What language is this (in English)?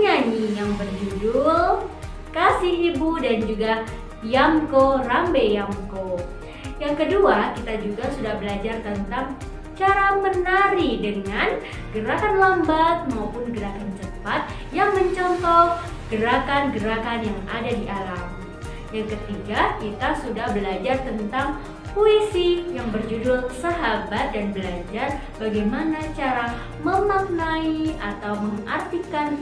Indonesian